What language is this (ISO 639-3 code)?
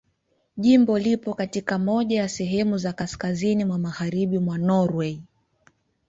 swa